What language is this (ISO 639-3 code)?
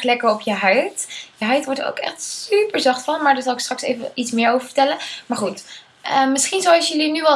nld